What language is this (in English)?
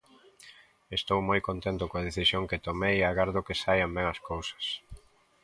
Galician